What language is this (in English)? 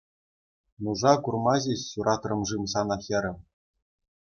Chuvash